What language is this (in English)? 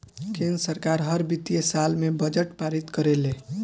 Bhojpuri